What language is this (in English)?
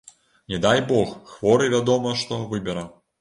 Belarusian